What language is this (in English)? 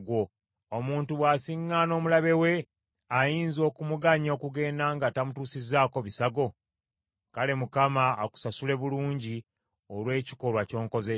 Ganda